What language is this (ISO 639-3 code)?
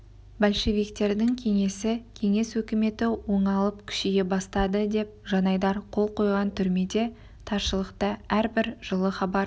kaz